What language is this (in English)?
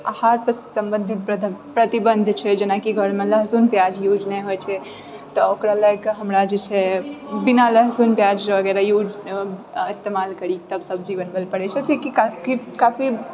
Maithili